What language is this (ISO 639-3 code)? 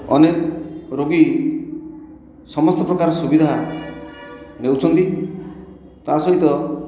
ori